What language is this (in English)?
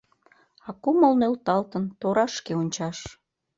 Mari